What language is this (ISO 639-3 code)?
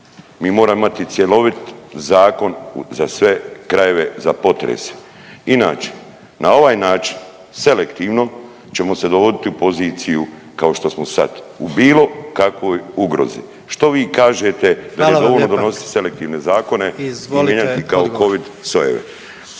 hrv